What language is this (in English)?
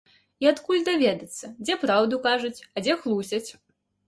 Belarusian